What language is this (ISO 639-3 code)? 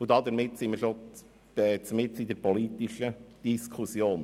gsw